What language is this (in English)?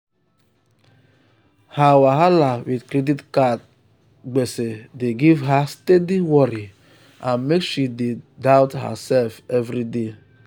Nigerian Pidgin